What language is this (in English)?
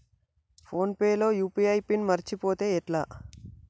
Telugu